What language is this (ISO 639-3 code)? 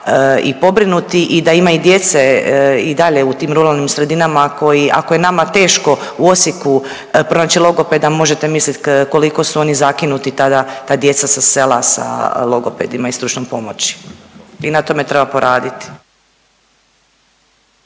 hrv